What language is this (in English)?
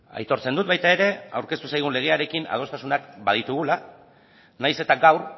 Basque